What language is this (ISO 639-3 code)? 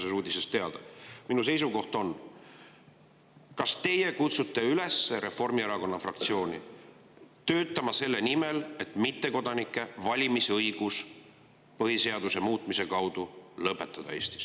est